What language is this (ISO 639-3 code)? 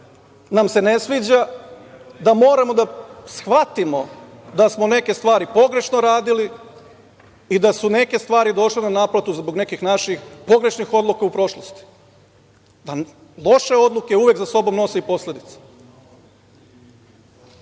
srp